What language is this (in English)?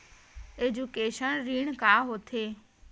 Chhattisgarhi